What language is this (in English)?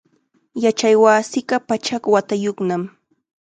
Chiquián Ancash Quechua